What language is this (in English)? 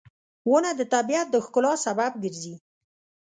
Pashto